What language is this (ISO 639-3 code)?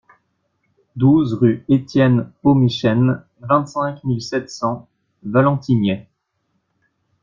fra